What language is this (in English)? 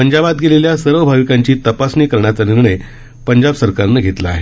Marathi